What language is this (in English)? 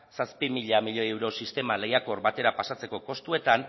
Basque